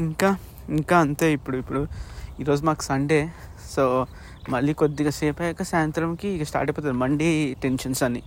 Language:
Telugu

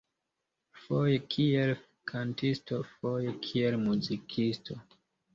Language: Esperanto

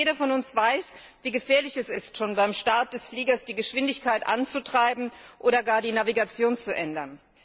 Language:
German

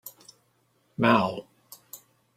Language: English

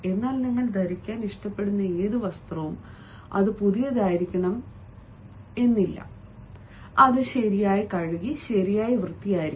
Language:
Malayalam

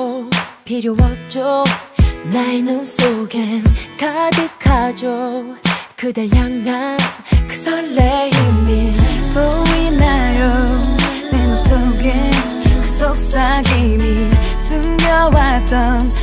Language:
Korean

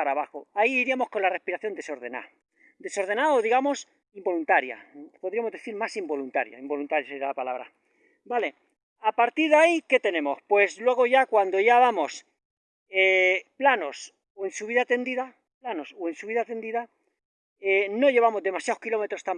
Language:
Spanish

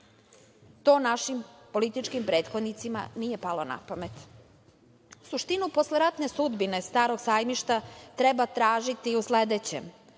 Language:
Serbian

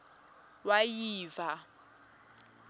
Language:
Swati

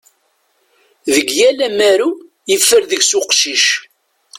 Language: Kabyle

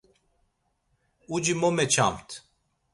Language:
Laz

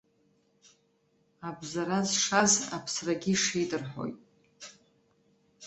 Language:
Abkhazian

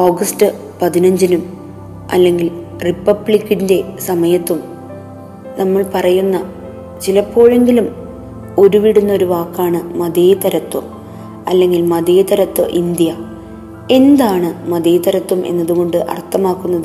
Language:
Malayalam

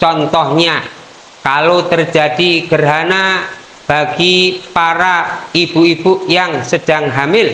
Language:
Indonesian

